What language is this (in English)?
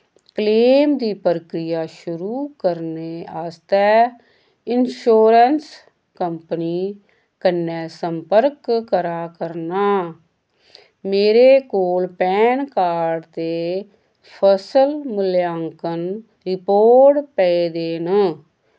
Dogri